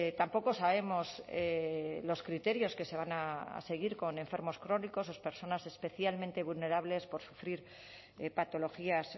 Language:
Spanish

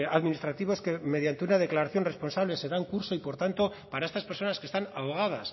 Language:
Spanish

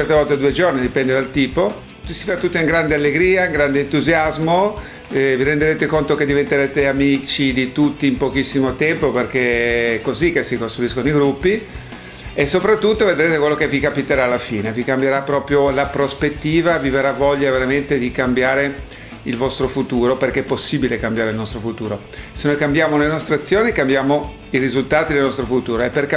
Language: Italian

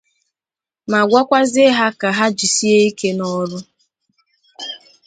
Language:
Igbo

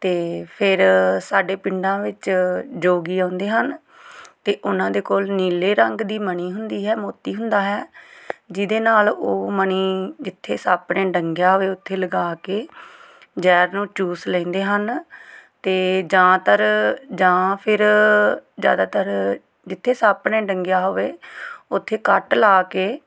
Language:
Punjabi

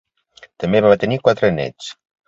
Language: Catalan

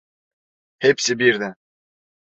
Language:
Turkish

